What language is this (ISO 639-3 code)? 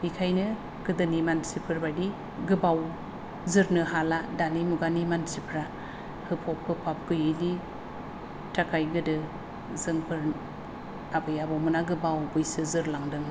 brx